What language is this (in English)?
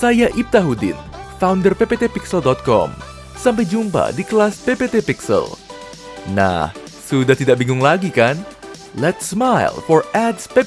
Indonesian